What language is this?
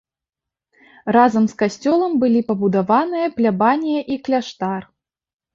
Belarusian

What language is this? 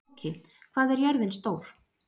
Icelandic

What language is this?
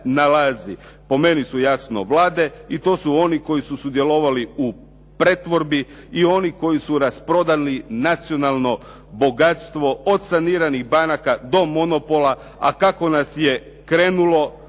Croatian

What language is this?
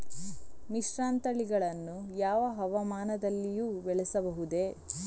Kannada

